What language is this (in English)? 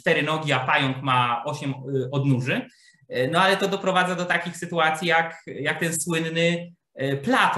Polish